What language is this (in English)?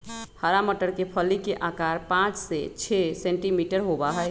Magahi